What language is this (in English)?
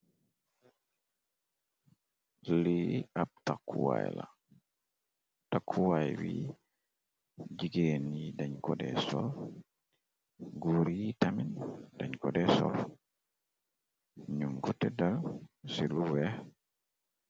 Wolof